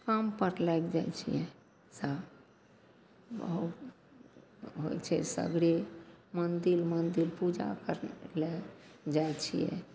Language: Maithili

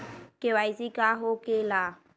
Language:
Magahi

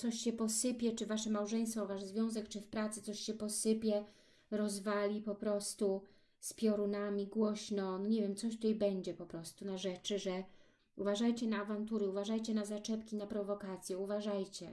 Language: Polish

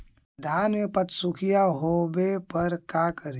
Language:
Magahi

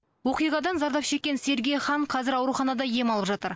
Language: Kazakh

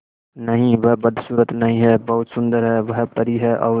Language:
Hindi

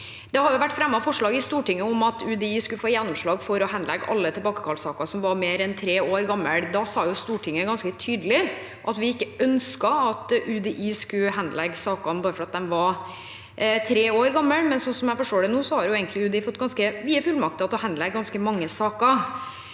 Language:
Norwegian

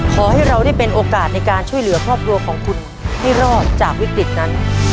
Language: Thai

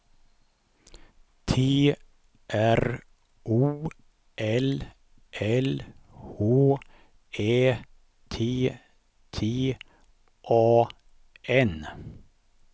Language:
Swedish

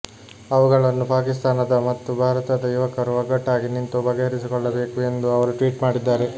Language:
Kannada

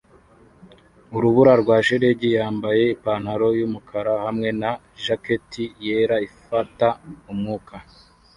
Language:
Kinyarwanda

